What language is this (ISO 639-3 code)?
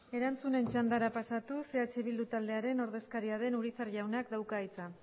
eus